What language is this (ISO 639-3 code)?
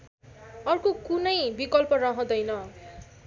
nep